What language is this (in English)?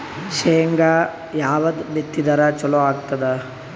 Kannada